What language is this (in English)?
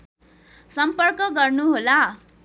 Nepali